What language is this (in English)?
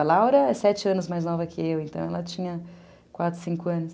Portuguese